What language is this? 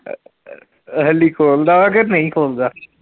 Punjabi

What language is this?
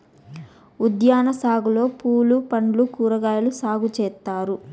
Telugu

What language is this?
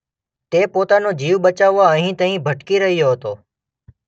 Gujarati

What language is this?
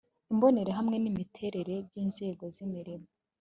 Kinyarwanda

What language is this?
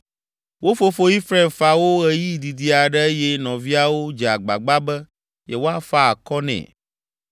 Ewe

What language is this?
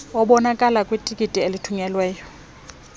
Xhosa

